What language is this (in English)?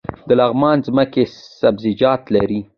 Pashto